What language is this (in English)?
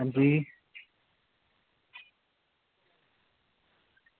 Dogri